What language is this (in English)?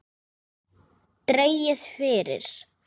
Icelandic